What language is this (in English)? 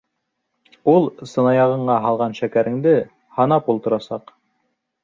Bashkir